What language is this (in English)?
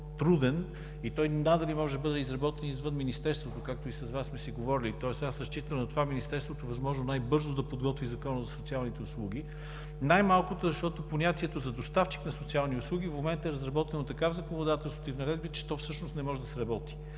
Bulgarian